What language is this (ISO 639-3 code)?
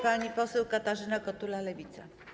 pol